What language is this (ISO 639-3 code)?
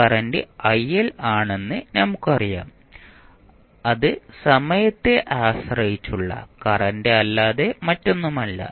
mal